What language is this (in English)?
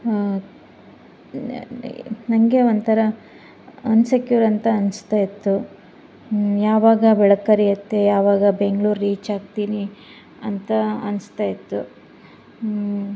Kannada